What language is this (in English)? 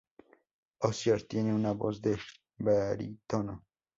Spanish